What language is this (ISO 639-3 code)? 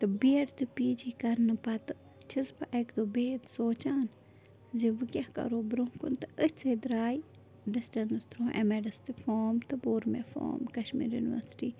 kas